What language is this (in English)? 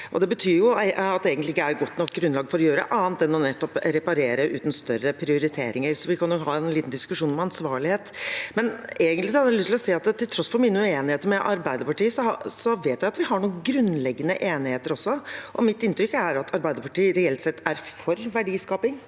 Norwegian